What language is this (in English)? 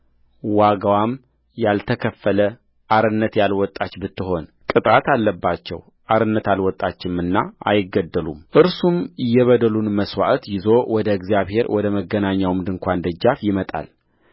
Amharic